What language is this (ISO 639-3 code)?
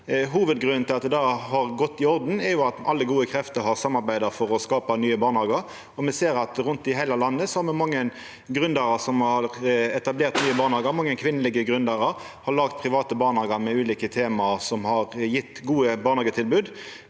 nor